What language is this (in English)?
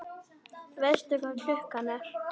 Icelandic